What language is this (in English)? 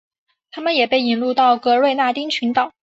Chinese